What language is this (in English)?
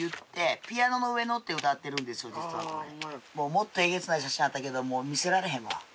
Japanese